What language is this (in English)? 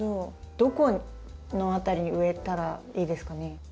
Japanese